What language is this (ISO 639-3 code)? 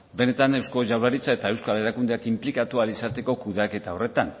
eus